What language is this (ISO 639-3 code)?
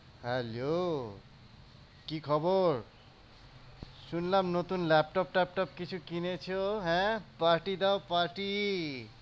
ben